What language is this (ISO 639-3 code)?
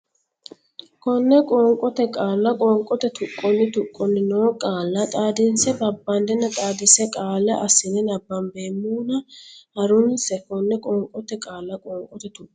sid